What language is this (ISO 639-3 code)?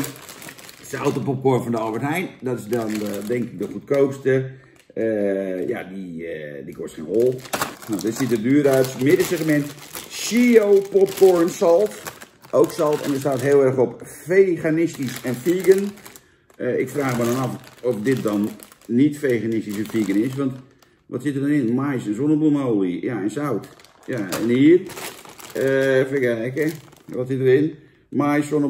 nld